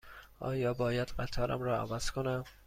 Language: Persian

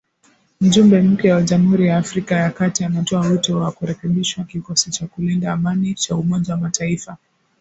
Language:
Swahili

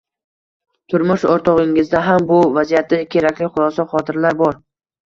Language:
Uzbek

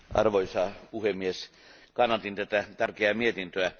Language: Finnish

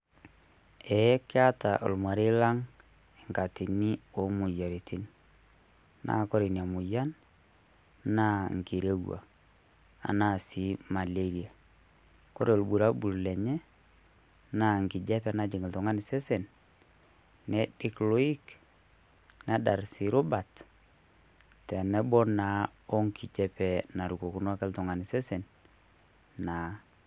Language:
Masai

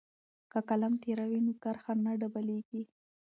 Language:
Pashto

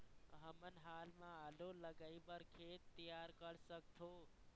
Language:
Chhattisgarhi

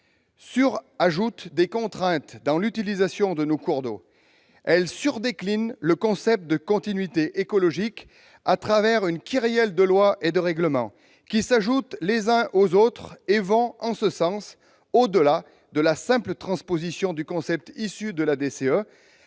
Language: French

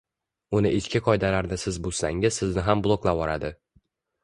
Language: Uzbek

